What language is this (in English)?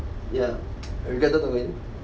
English